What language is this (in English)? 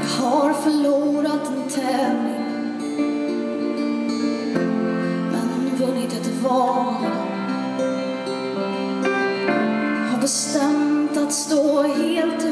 Greek